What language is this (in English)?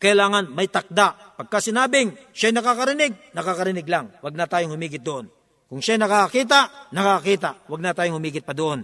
Filipino